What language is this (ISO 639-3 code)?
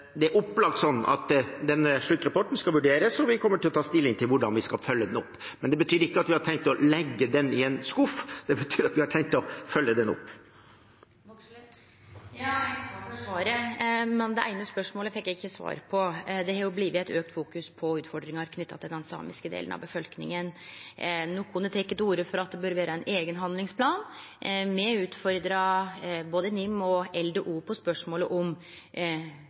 nor